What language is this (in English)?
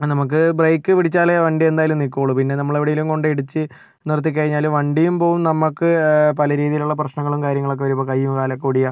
Malayalam